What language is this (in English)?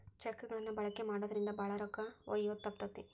Kannada